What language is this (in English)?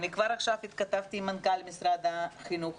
Hebrew